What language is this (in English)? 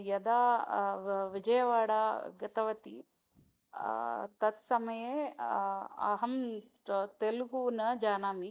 Sanskrit